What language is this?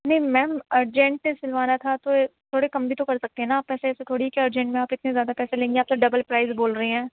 Urdu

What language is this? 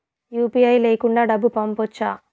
Telugu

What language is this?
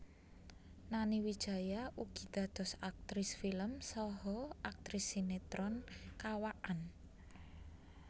Javanese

